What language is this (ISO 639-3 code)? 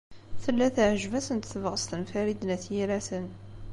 kab